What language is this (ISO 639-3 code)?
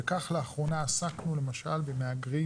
heb